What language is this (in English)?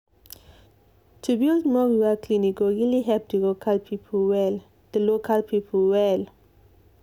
Nigerian Pidgin